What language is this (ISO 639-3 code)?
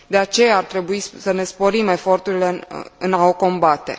ron